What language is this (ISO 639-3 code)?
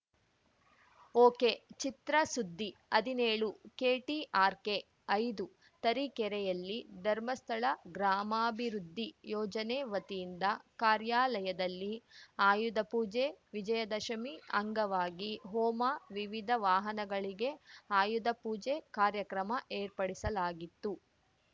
kan